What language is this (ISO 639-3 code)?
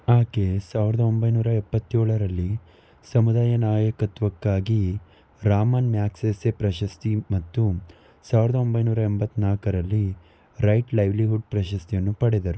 kan